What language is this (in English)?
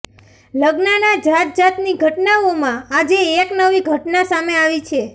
Gujarati